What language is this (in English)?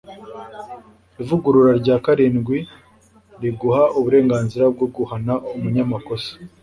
Kinyarwanda